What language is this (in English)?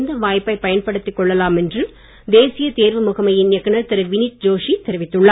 Tamil